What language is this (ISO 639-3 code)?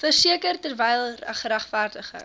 afr